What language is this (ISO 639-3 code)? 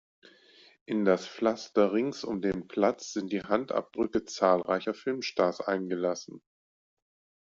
deu